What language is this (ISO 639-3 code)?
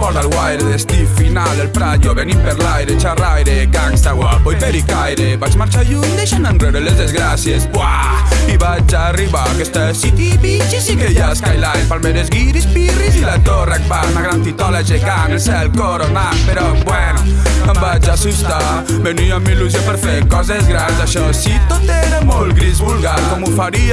cat